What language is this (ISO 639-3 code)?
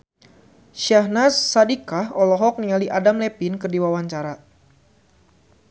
sun